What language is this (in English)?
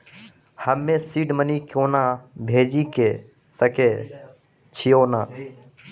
Maithili